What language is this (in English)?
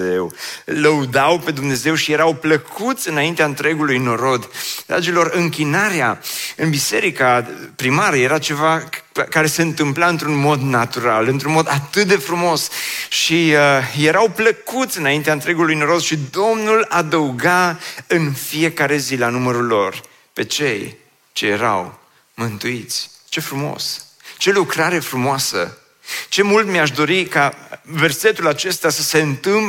Romanian